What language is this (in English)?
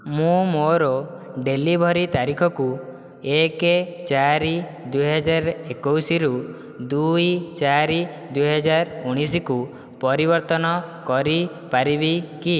Odia